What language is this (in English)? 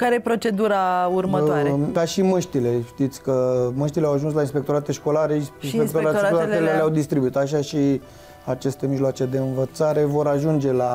Romanian